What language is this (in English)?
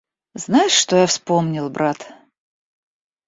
Russian